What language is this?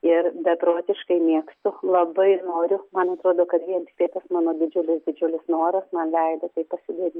Lithuanian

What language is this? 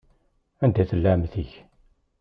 Kabyle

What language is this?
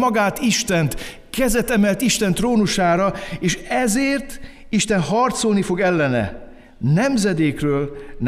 Hungarian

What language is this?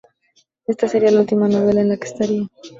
Spanish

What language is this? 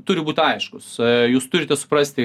Lithuanian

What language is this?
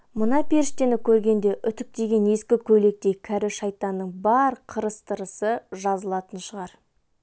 Kazakh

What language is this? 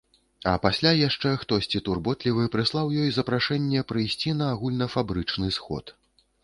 Belarusian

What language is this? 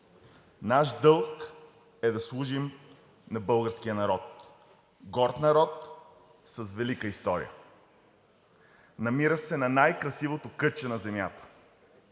Bulgarian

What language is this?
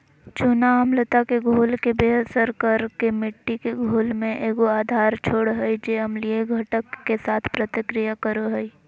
Magahi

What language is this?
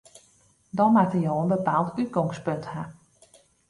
Western Frisian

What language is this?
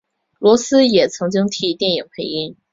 Chinese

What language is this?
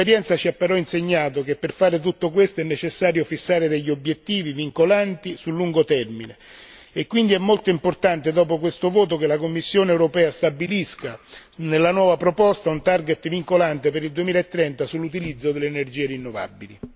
Italian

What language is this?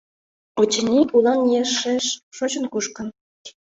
Mari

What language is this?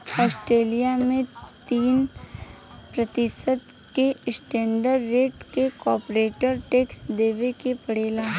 Bhojpuri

